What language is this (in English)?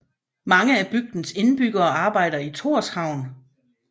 Danish